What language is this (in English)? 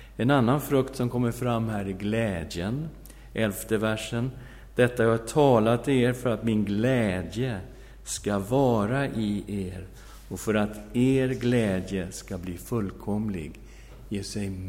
Swedish